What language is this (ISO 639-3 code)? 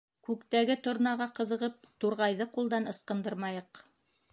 bak